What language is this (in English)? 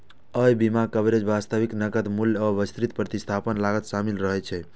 Maithili